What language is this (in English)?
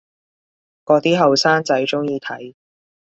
Cantonese